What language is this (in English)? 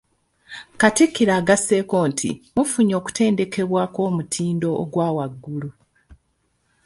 Ganda